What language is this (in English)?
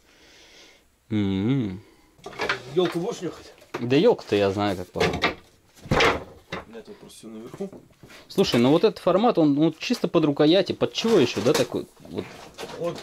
Russian